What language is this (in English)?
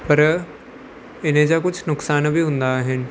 Sindhi